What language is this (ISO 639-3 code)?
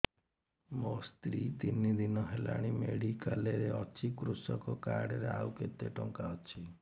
ori